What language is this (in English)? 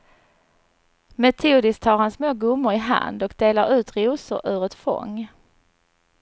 Swedish